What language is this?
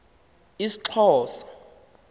Xhosa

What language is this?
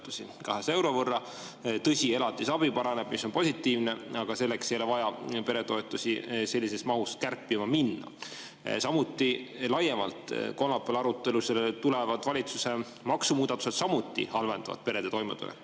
Estonian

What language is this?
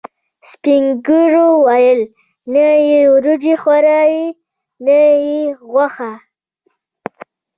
Pashto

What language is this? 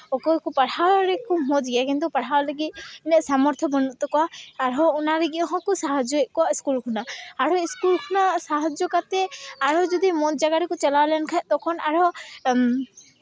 Santali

